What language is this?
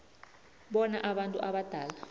South Ndebele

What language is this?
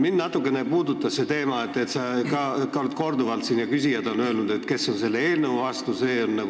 Estonian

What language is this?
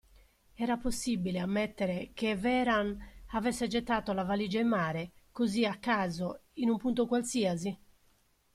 Italian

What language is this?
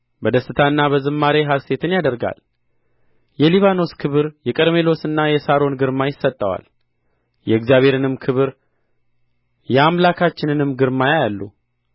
Amharic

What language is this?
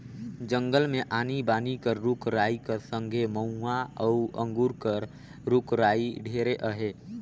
Chhattisgarhi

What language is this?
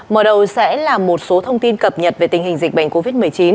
Vietnamese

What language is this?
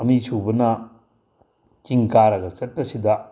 Manipuri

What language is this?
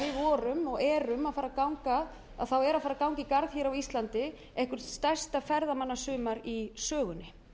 Icelandic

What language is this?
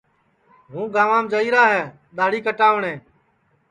Sansi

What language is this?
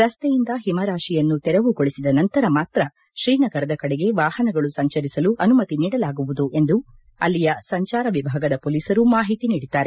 Kannada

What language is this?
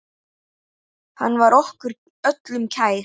Icelandic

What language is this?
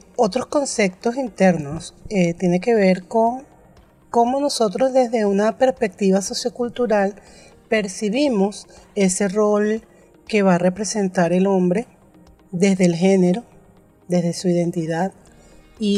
Spanish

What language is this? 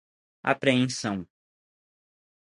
Portuguese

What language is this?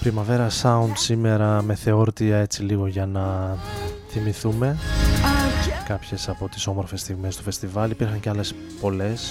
Greek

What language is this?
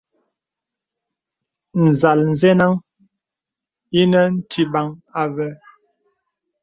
Bebele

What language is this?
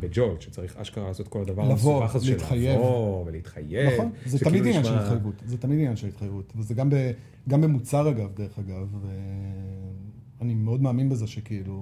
Hebrew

